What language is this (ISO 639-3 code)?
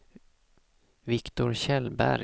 swe